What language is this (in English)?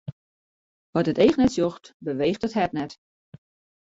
Western Frisian